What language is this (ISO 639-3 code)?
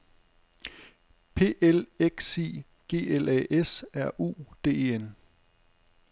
dan